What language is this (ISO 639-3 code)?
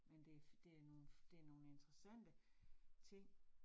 dan